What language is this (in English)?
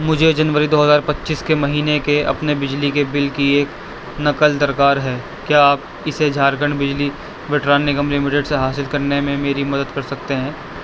Urdu